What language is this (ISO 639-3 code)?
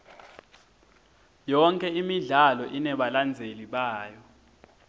ssw